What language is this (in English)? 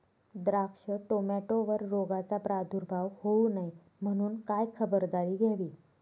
Marathi